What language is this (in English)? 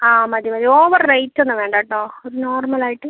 Malayalam